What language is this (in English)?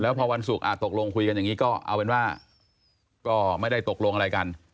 Thai